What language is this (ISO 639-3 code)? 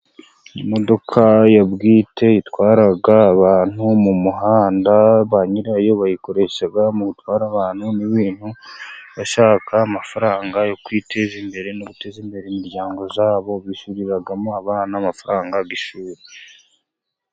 kin